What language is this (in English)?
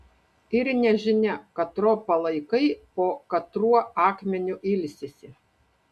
Lithuanian